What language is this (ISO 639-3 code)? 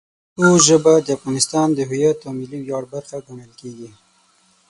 pus